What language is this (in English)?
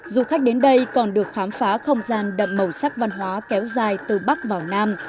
Vietnamese